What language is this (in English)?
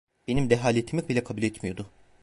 Turkish